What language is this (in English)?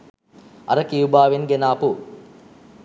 Sinhala